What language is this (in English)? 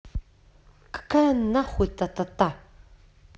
Russian